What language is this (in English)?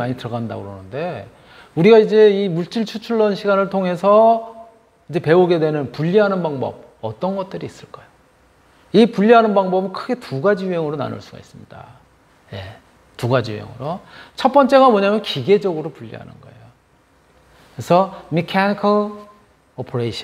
Korean